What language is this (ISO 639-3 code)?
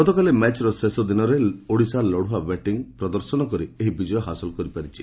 ori